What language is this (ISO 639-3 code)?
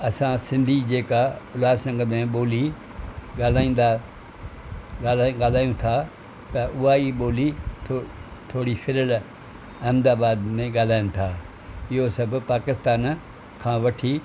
snd